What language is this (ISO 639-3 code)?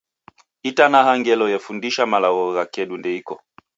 dav